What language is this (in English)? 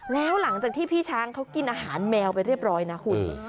Thai